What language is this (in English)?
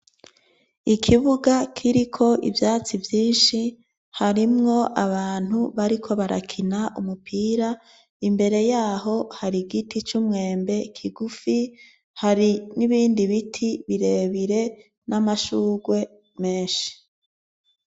Rundi